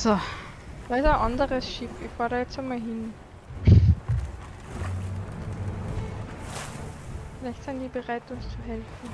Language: German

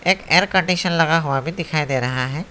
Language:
Hindi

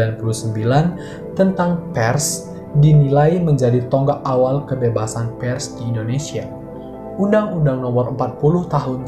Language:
Indonesian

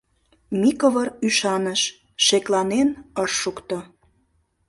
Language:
Mari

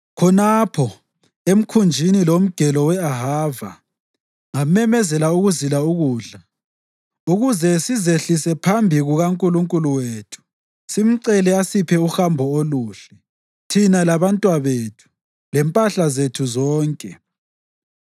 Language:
North Ndebele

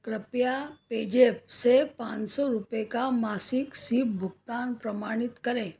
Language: Hindi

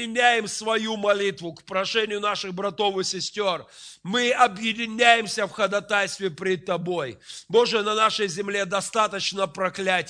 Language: Russian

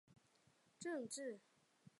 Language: Chinese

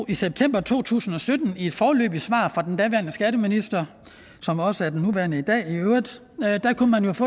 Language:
Danish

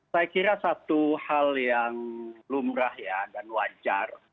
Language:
Indonesian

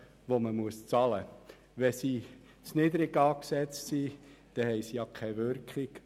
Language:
Swiss German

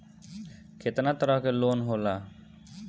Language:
Bhojpuri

